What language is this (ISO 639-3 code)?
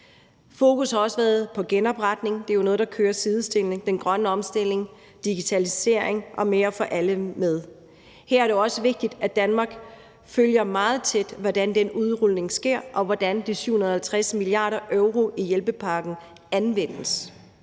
dan